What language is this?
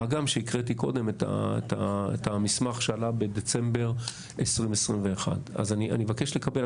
Hebrew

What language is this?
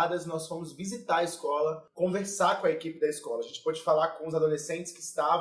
Portuguese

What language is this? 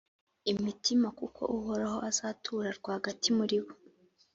Kinyarwanda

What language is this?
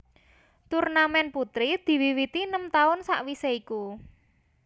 Javanese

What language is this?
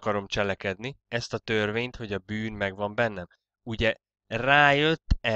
Hungarian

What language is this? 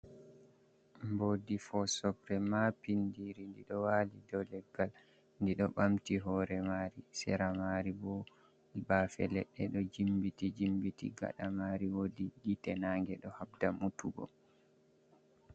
Fula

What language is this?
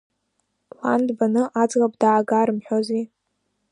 Abkhazian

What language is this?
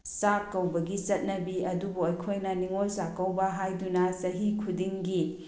Manipuri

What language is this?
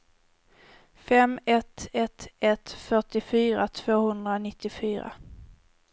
Swedish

